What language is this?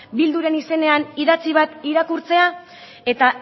Basque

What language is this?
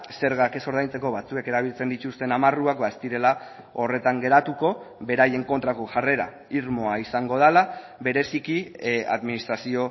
Basque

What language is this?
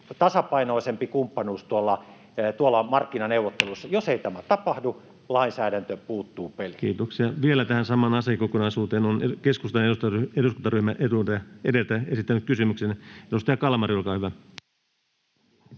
Finnish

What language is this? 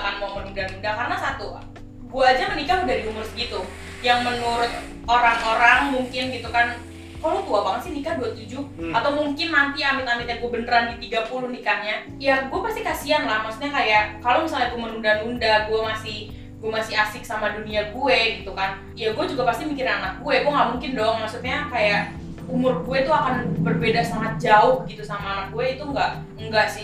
Indonesian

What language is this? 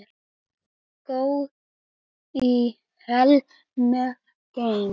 Icelandic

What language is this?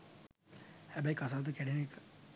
Sinhala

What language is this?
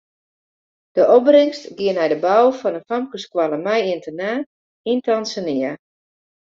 Western Frisian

